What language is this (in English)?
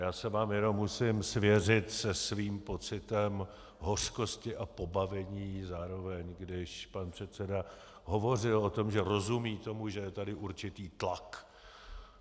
Czech